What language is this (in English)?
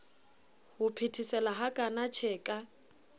Southern Sotho